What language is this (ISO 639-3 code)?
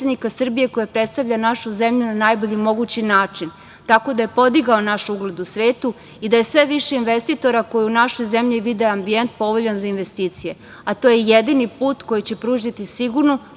srp